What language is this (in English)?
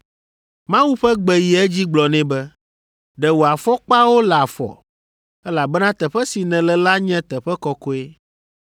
Ewe